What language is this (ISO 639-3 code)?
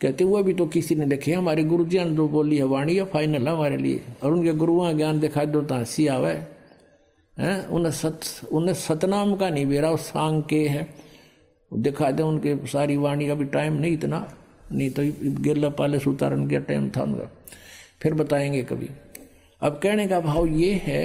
hin